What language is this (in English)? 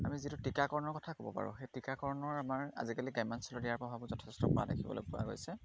Assamese